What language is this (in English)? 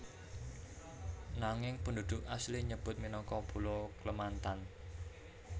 Javanese